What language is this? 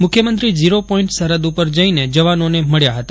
Gujarati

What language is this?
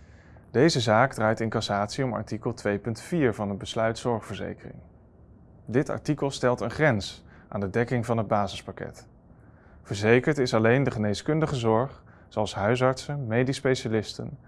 Dutch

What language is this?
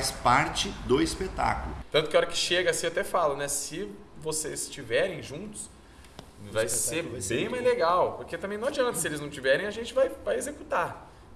Portuguese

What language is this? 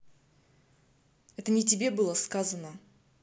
Russian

